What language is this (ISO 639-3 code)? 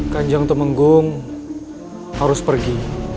ind